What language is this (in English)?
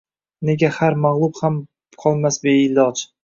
Uzbek